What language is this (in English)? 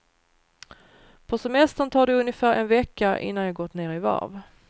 Swedish